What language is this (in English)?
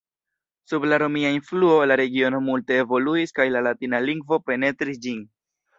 Esperanto